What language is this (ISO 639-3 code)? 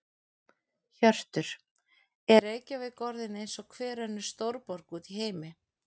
isl